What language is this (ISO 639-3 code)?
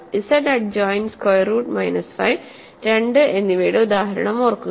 mal